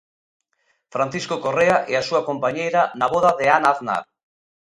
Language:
Galician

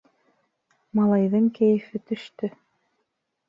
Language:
Bashkir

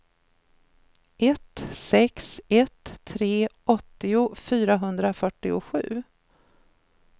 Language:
Swedish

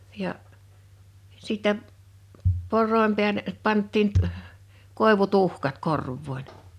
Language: Finnish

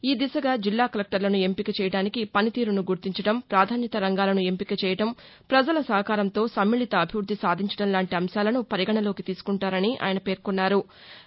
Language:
Telugu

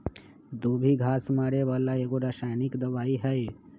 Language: Magahi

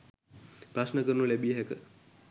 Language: Sinhala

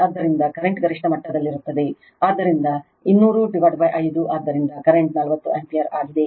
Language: Kannada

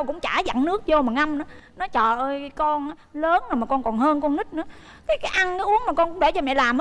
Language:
Vietnamese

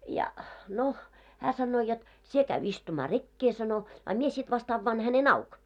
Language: Finnish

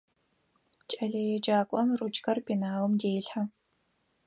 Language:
Adyghe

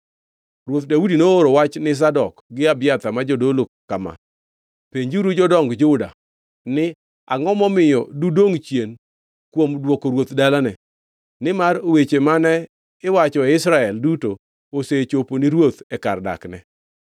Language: Luo (Kenya and Tanzania)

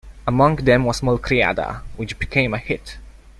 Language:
English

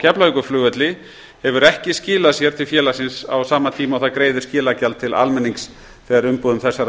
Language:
Icelandic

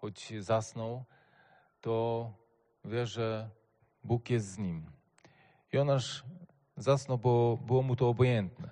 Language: Polish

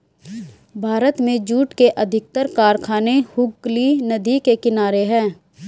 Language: Hindi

